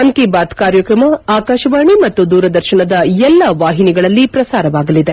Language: Kannada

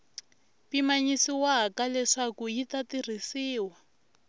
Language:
Tsonga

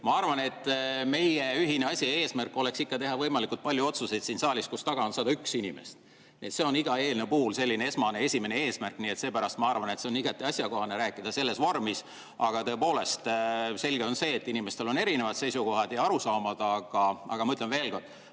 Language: Estonian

